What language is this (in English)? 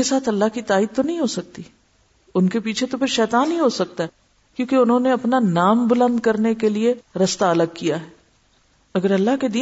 Urdu